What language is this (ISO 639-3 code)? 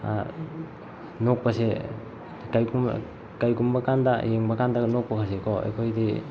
mni